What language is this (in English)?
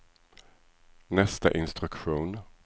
Swedish